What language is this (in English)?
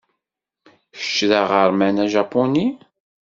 Kabyle